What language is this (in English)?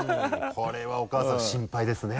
Japanese